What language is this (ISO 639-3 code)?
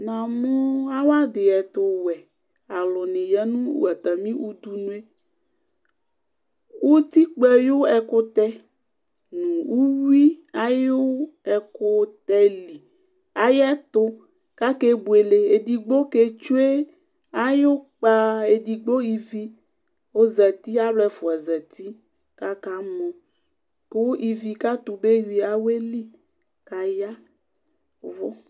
kpo